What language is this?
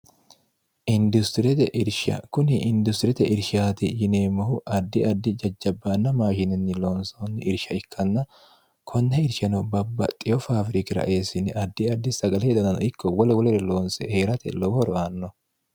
Sidamo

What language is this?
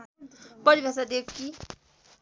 Nepali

